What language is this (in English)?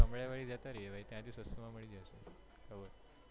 Gujarati